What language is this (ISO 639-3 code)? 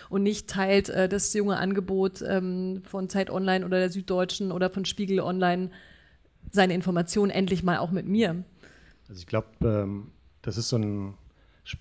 deu